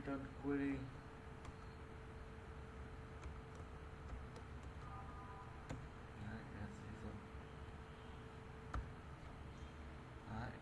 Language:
Vietnamese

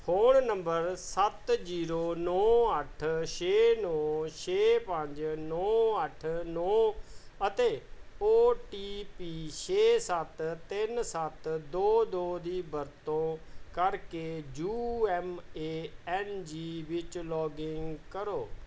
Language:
Punjabi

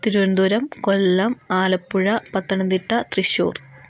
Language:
Malayalam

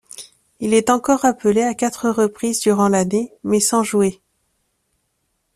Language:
French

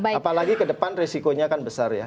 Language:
Indonesian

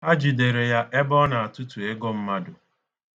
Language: Igbo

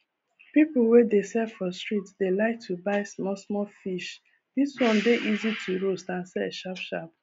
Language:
Nigerian Pidgin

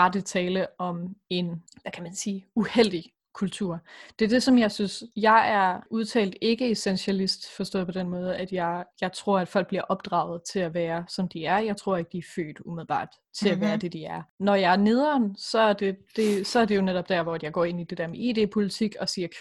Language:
Danish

